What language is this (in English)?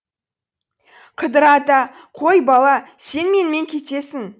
Kazakh